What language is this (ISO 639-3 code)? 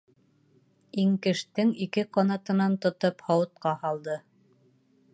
bak